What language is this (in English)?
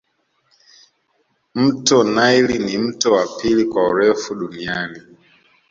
Swahili